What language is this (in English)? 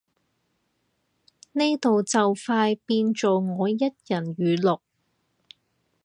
Cantonese